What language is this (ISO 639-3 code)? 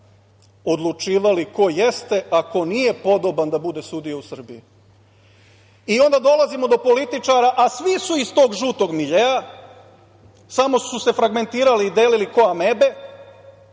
srp